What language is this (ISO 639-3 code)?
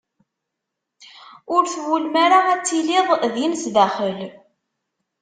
kab